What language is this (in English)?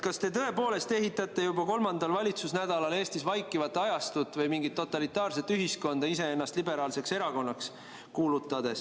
Estonian